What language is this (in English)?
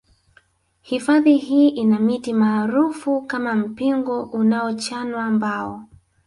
Swahili